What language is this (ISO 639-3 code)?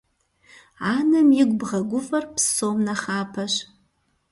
kbd